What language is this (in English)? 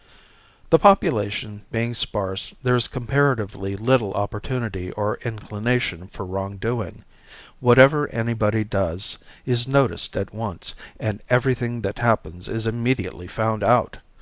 English